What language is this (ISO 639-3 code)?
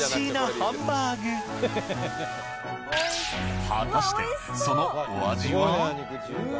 jpn